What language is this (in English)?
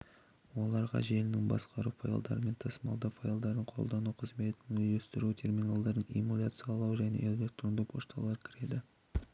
Kazakh